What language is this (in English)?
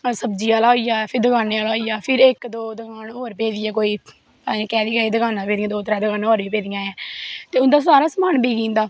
Dogri